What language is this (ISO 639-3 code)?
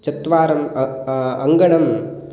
san